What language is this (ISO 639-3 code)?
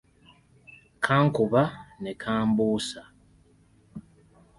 lug